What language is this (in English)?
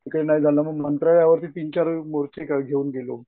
Marathi